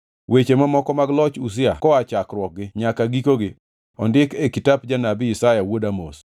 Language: Luo (Kenya and Tanzania)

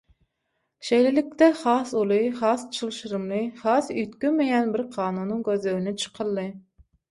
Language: Turkmen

